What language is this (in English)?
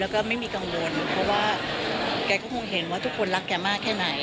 Thai